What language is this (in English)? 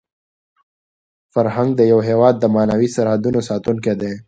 Pashto